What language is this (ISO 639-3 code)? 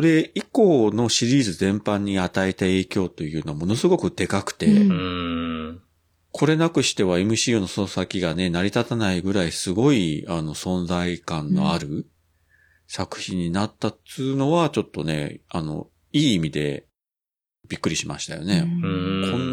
jpn